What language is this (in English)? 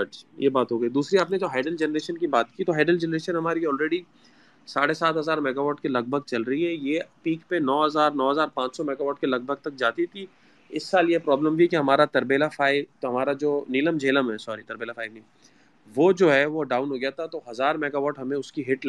Urdu